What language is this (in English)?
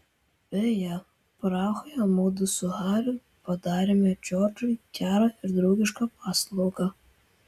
Lithuanian